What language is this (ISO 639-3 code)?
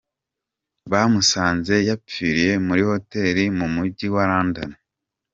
kin